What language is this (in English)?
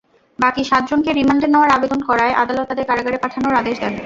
Bangla